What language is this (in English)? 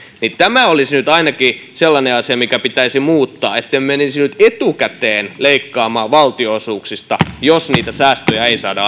Finnish